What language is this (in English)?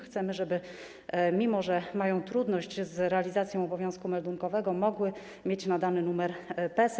Polish